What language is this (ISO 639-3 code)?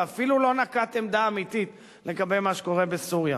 heb